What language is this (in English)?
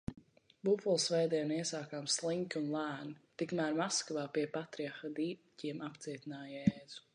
Latvian